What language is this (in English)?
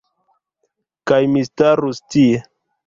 Esperanto